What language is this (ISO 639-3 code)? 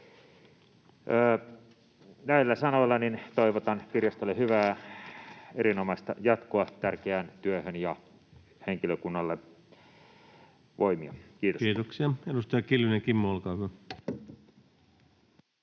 fin